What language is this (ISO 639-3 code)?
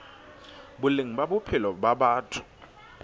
sot